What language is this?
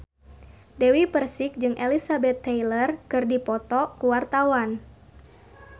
Sundanese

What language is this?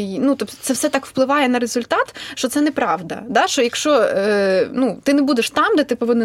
Ukrainian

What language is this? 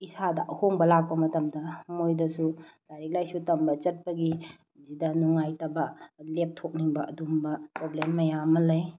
Manipuri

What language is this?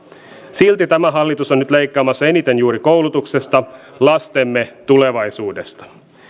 Finnish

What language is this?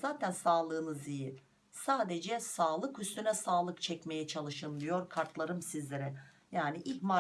Turkish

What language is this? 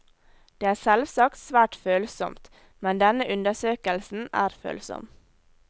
Norwegian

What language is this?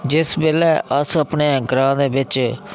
Dogri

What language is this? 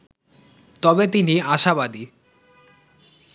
Bangla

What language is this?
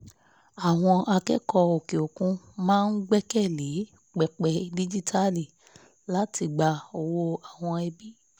Yoruba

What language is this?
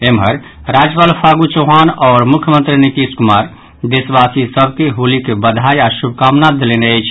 Maithili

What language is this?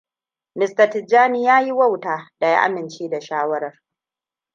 Hausa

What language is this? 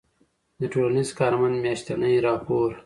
Pashto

